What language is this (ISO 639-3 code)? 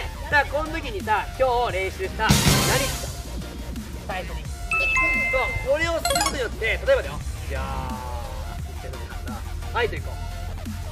jpn